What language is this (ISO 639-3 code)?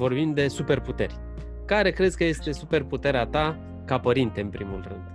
ron